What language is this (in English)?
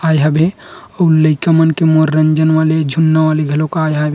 Chhattisgarhi